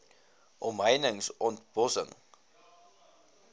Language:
Afrikaans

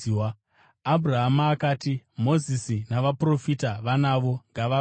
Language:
Shona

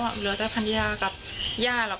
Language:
Thai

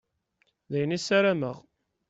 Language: Kabyle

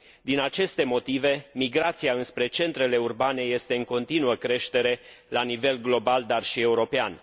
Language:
Romanian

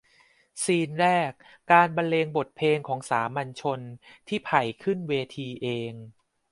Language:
Thai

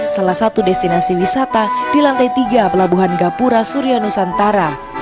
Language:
Indonesian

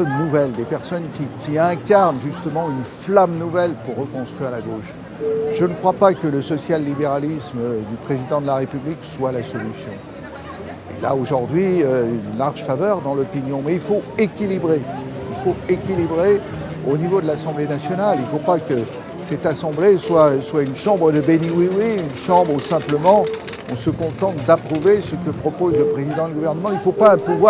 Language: French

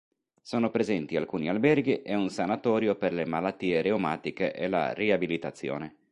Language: Italian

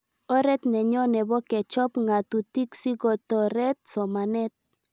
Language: Kalenjin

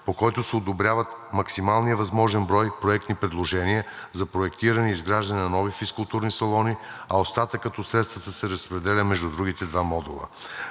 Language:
Bulgarian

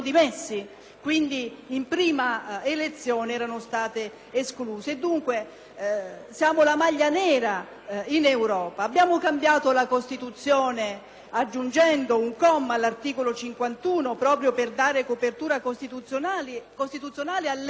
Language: Italian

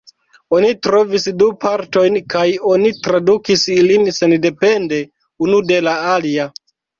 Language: Esperanto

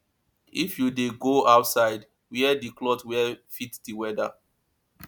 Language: Nigerian Pidgin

